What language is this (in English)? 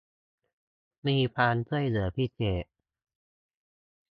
Thai